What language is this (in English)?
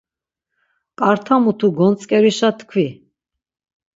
Laz